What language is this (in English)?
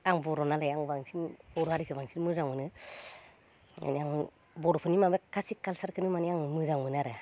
Bodo